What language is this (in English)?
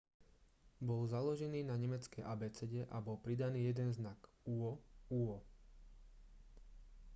Slovak